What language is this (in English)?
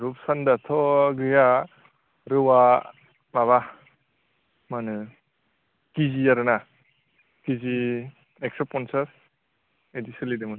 Bodo